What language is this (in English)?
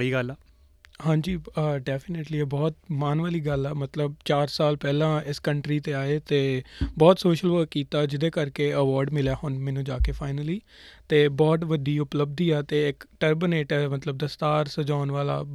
Punjabi